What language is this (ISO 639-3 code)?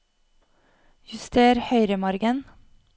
nor